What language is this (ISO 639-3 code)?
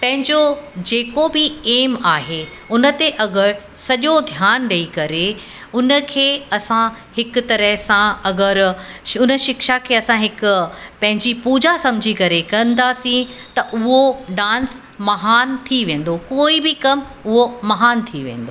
snd